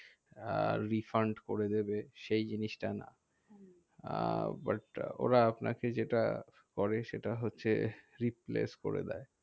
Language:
Bangla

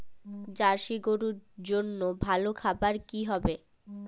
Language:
Bangla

